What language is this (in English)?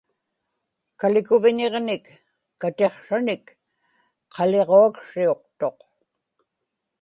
Inupiaq